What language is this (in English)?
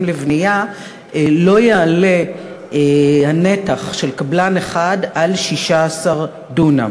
Hebrew